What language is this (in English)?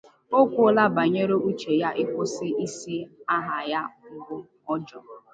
Igbo